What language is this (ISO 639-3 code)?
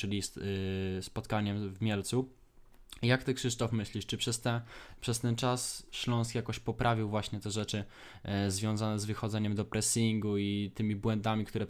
pol